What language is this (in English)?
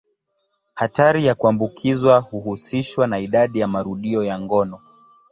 Swahili